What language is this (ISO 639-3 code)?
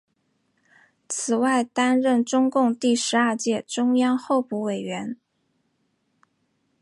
zho